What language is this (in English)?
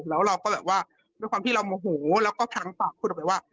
Thai